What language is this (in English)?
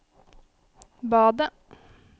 Norwegian